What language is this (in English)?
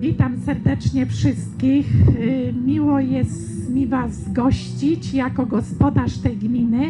Polish